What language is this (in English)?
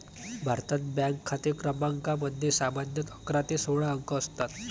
Marathi